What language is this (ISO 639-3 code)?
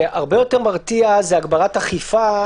heb